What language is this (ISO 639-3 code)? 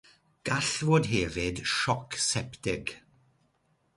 cym